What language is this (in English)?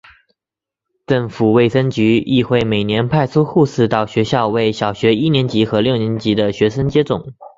Chinese